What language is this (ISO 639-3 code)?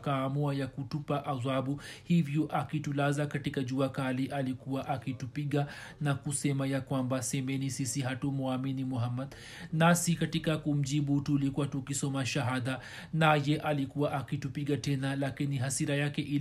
swa